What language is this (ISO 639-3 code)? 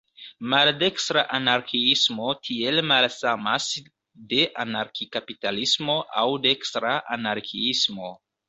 epo